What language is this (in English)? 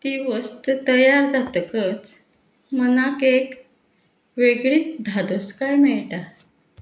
Konkani